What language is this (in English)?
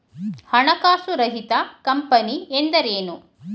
Kannada